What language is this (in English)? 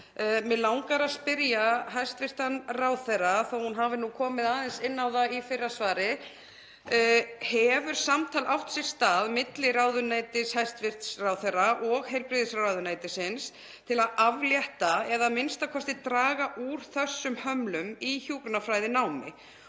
Icelandic